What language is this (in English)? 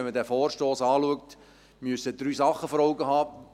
Swiss German